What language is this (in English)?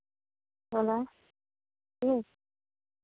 Maithili